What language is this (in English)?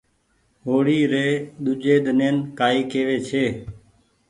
Goaria